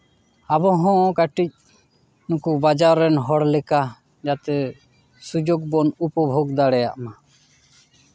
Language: Santali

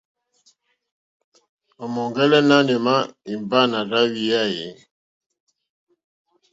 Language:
Mokpwe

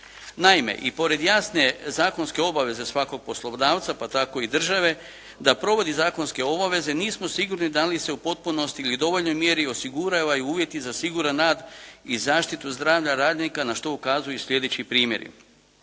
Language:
Croatian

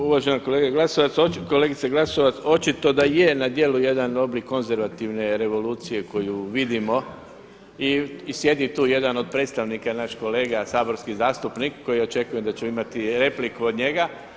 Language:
Croatian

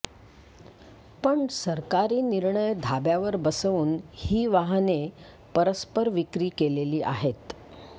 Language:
Marathi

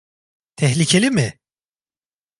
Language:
Turkish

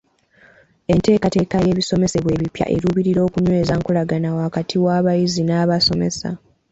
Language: Ganda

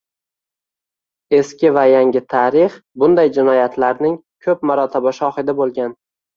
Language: Uzbek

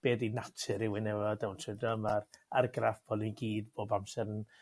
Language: Welsh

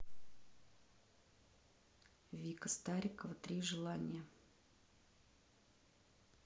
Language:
Russian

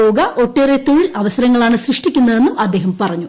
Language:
Malayalam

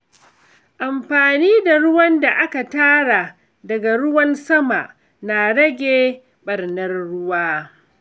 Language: Hausa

